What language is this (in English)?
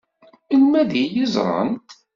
Kabyle